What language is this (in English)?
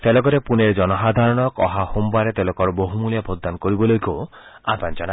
Assamese